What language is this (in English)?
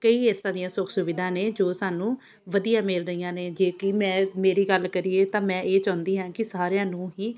Punjabi